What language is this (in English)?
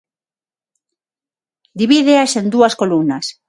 Galician